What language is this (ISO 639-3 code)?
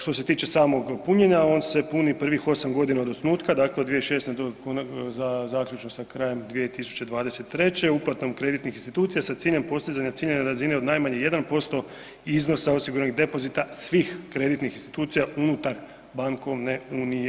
hrv